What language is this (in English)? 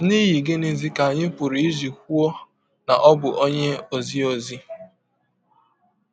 Igbo